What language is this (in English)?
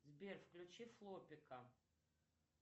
Russian